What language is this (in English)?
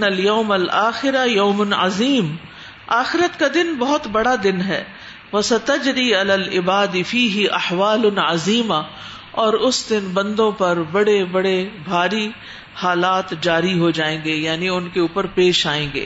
Urdu